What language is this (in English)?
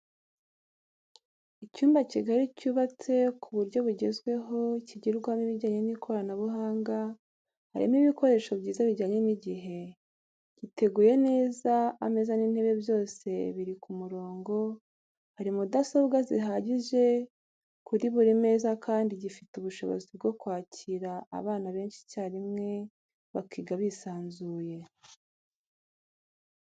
Kinyarwanda